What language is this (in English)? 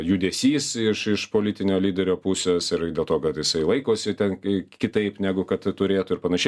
Lithuanian